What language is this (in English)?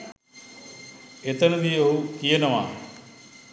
Sinhala